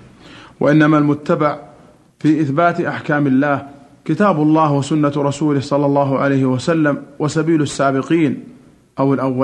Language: Arabic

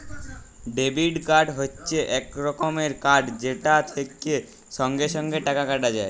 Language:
Bangla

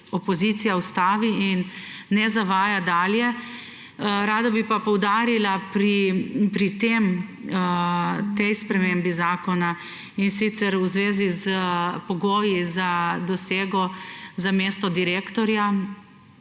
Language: Slovenian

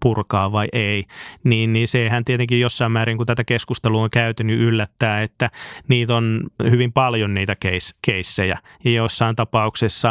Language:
Finnish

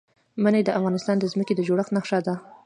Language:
Pashto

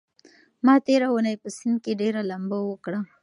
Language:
Pashto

